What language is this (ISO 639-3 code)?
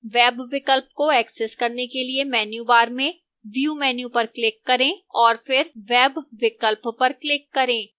hin